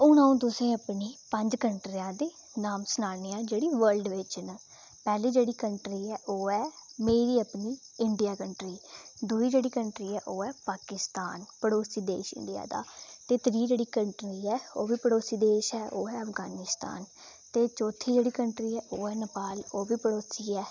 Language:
Dogri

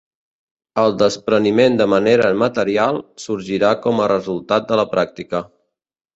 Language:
Catalan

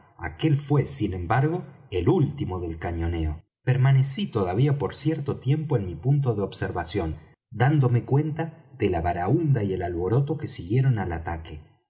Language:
Spanish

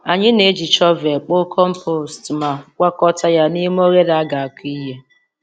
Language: Igbo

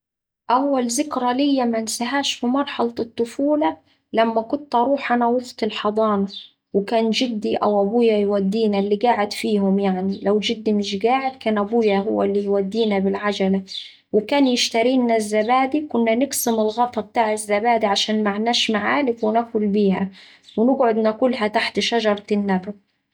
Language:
Saidi Arabic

